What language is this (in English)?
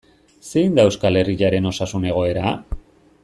Basque